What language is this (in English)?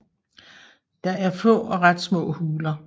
Danish